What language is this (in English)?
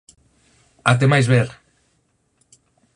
Galician